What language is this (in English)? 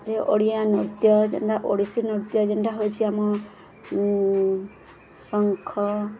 Odia